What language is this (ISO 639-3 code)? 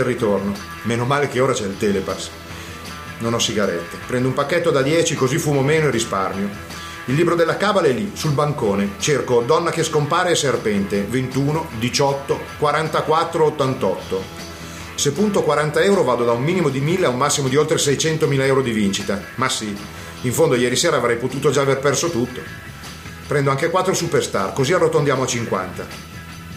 ita